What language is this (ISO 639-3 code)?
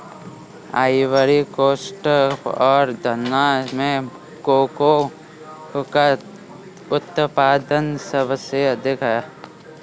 hin